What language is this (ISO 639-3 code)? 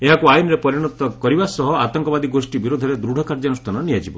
ori